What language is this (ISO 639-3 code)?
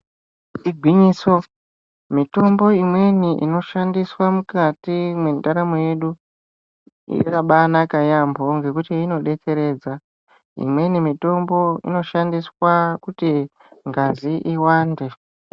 ndc